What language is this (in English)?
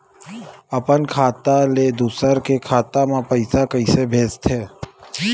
Chhattisgarhi